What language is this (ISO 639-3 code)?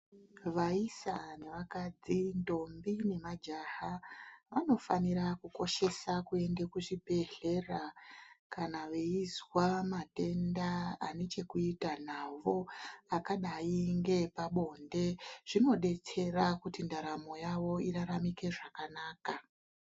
ndc